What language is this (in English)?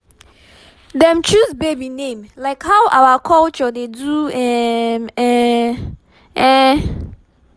Nigerian Pidgin